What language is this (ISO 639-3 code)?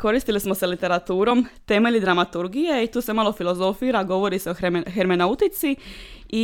hrv